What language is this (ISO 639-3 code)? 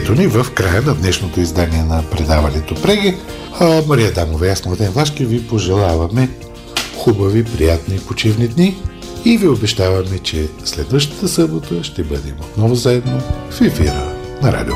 bul